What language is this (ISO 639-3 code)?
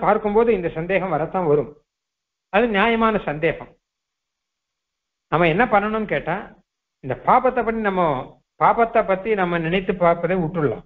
hin